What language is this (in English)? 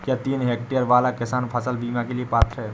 Hindi